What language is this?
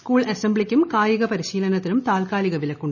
Malayalam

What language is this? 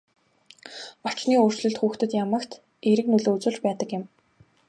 Mongolian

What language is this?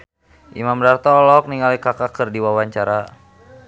Sundanese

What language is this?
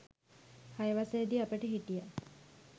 Sinhala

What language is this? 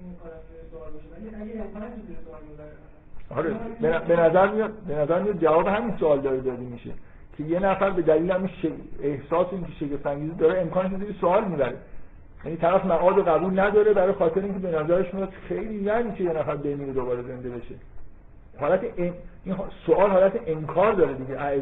Persian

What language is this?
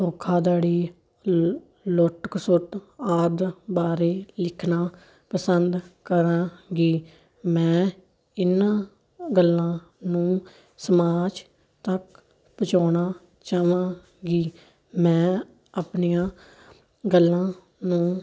Punjabi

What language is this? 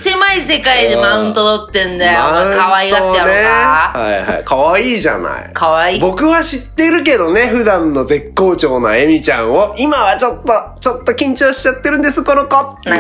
Japanese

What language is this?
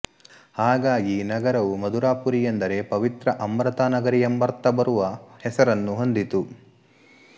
Kannada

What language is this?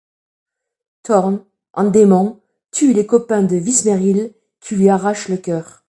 French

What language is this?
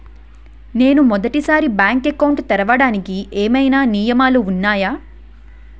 Telugu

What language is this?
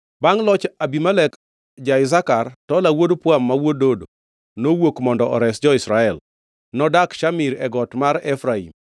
Luo (Kenya and Tanzania)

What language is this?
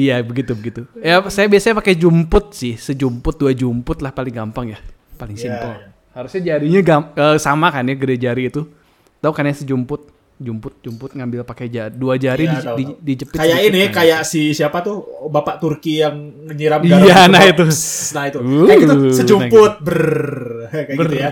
Indonesian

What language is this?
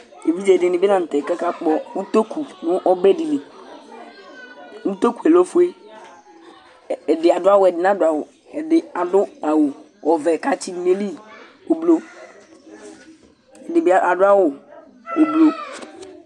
Ikposo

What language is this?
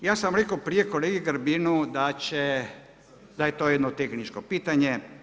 Croatian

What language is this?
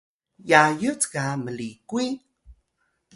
Atayal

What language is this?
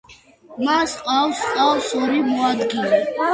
Georgian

